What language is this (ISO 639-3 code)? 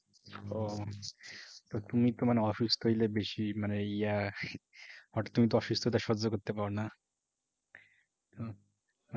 ben